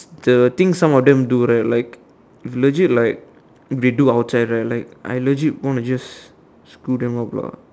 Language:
English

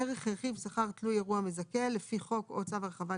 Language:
Hebrew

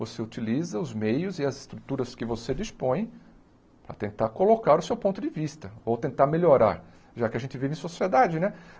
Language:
Portuguese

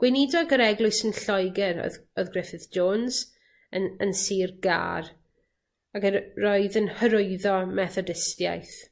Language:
Welsh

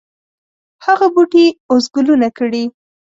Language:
Pashto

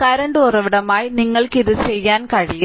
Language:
Malayalam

